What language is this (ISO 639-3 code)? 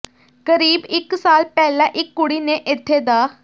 pan